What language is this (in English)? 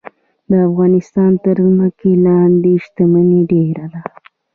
Pashto